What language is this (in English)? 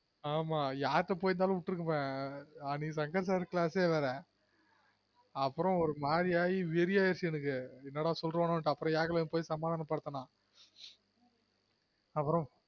Tamil